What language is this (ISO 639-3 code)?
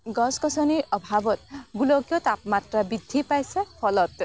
asm